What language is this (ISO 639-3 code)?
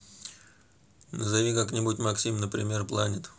rus